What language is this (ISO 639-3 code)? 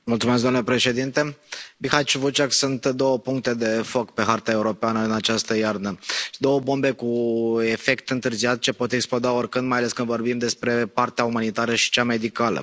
ron